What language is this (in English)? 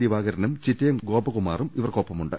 Malayalam